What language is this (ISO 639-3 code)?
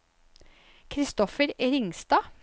nor